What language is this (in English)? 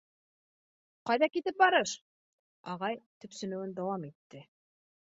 Bashkir